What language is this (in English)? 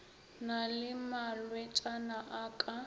Northern Sotho